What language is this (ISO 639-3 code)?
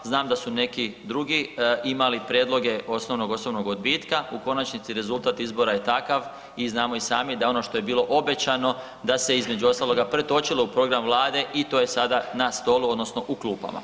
hrv